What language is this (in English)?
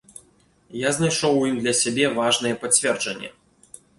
Belarusian